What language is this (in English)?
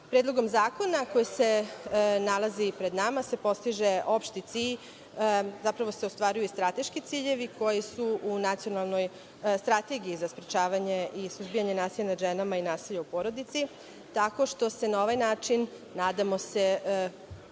Serbian